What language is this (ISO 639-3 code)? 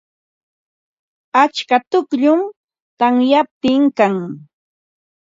qva